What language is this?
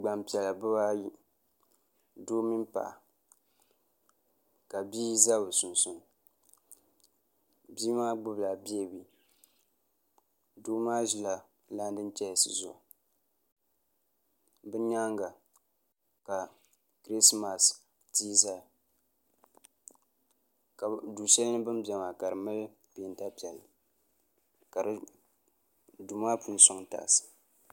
Dagbani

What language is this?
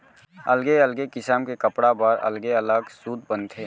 Chhattisgarhi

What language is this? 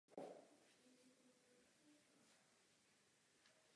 Czech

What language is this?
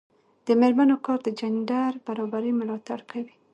Pashto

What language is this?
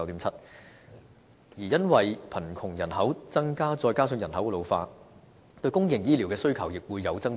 Cantonese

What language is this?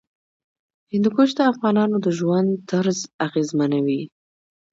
Pashto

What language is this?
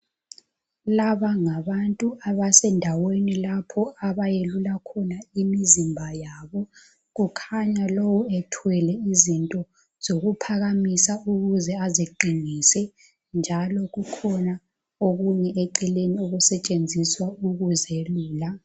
North Ndebele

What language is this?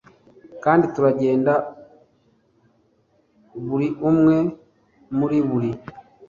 Kinyarwanda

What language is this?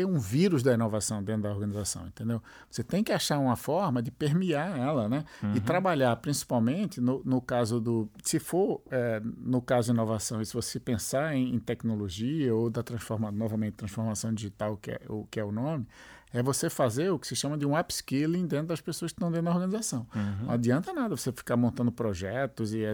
Portuguese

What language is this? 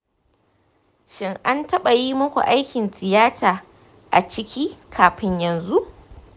Hausa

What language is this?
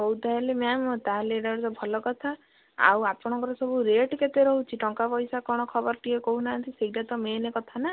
Odia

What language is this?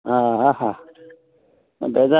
Konkani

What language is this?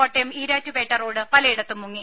Malayalam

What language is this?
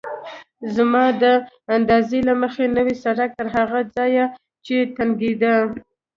Pashto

